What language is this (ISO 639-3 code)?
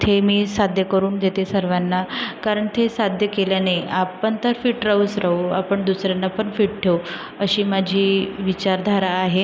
mar